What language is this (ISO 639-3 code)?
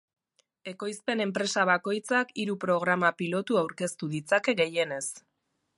eus